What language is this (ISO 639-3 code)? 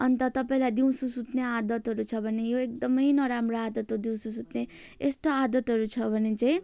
nep